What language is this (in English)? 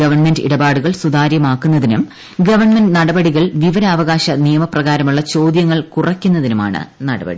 Malayalam